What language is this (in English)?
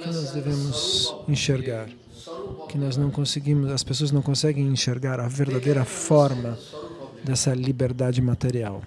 Portuguese